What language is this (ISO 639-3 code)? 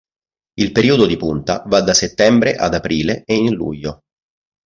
ita